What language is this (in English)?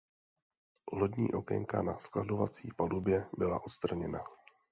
Czech